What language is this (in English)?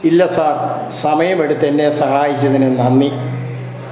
Malayalam